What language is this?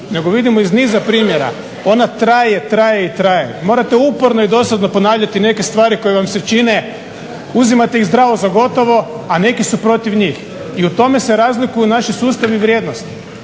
Croatian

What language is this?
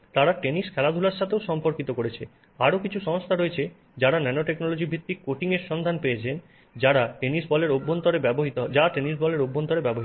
Bangla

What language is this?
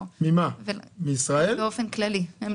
Hebrew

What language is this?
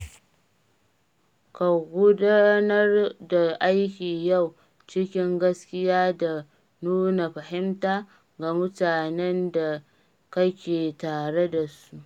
Hausa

